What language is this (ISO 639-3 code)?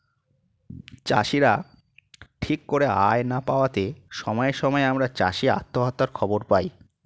ben